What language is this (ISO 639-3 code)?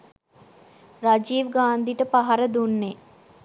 sin